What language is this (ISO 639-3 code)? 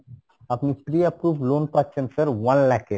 ben